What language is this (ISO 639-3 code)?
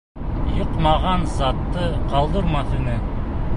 bak